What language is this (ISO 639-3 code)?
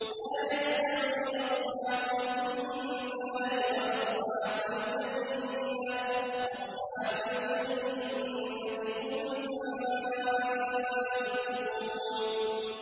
ara